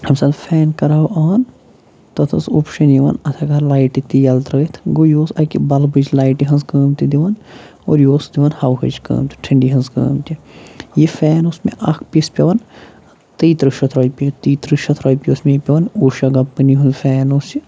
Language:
Kashmiri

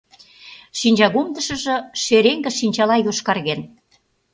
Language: Mari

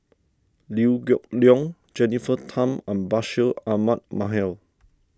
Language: English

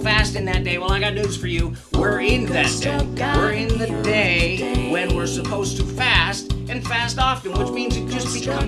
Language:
English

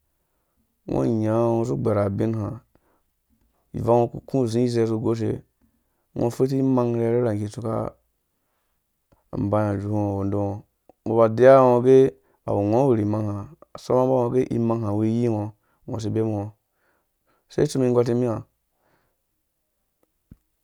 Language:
Dũya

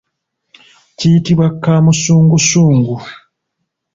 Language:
Ganda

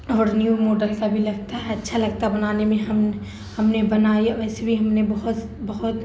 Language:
Urdu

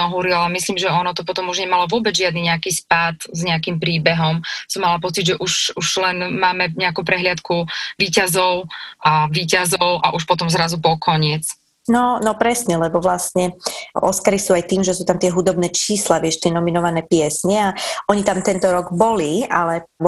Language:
Slovak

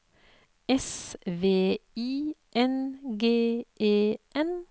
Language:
Norwegian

